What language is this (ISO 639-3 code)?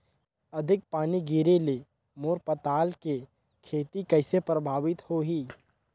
hne